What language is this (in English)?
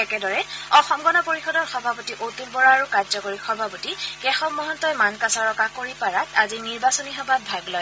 Assamese